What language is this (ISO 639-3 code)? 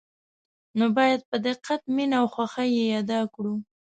pus